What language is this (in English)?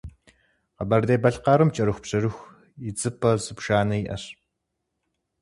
Kabardian